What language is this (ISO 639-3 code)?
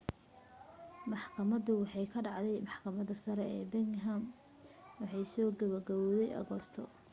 som